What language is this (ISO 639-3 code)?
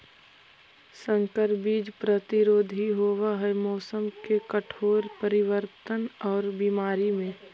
mag